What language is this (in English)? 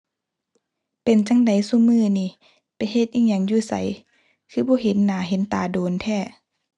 Thai